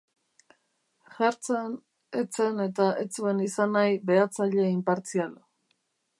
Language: Basque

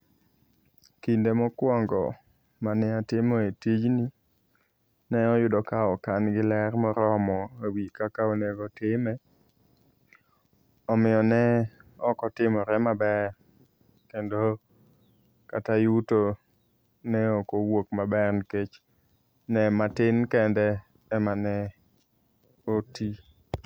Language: Luo (Kenya and Tanzania)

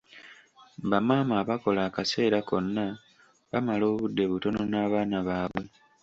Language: Ganda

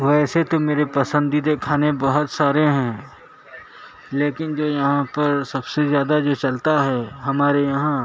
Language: Urdu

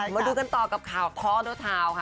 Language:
Thai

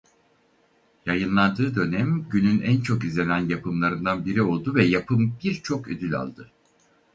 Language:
Turkish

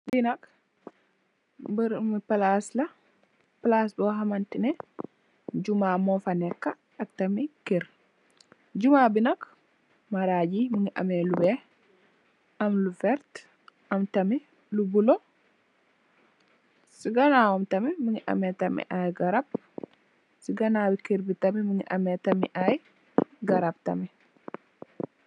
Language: Wolof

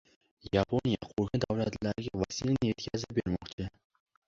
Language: Uzbek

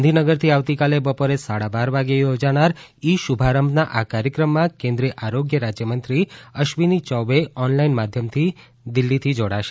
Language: Gujarati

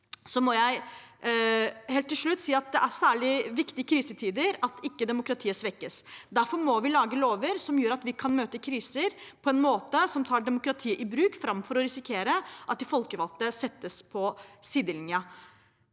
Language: Norwegian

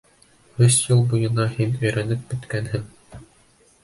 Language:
Bashkir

